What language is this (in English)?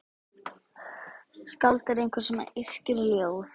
Icelandic